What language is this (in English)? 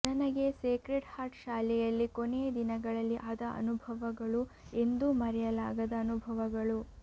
Kannada